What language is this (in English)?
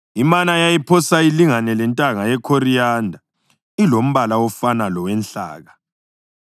North Ndebele